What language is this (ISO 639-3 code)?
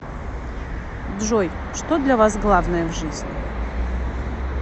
rus